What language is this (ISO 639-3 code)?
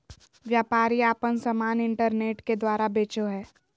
mag